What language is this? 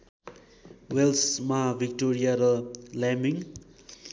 Nepali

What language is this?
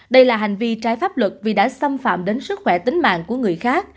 Vietnamese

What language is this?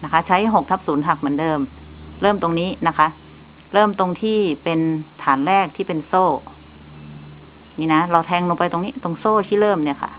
Thai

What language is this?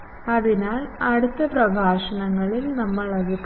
Malayalam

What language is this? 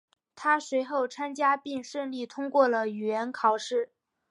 Chinese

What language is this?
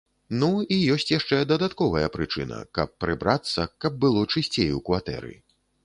Belarusian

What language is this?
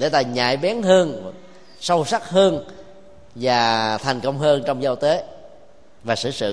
Vietnamese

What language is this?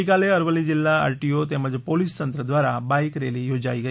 Gujarati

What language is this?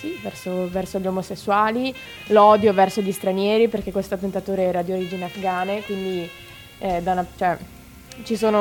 Italian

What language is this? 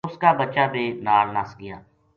Gujari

